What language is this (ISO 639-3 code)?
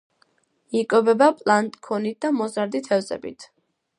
kat